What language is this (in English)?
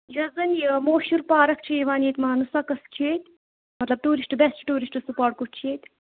Kashmiri